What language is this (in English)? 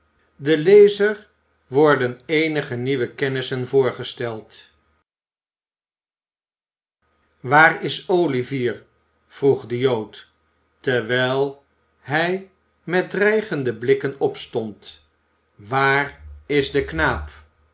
Dutch